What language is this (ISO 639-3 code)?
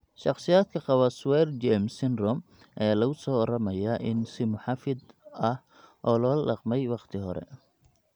som